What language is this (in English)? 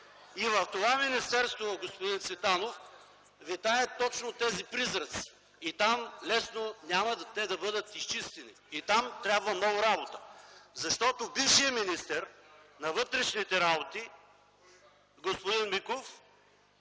Bulgarian